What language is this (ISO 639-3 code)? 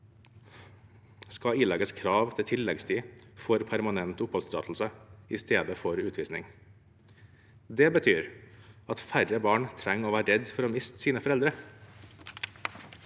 nor